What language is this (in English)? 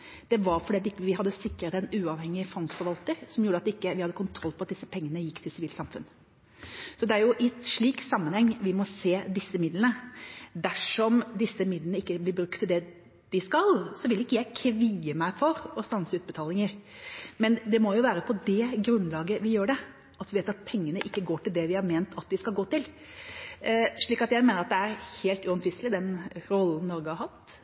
Norwegian Bokmål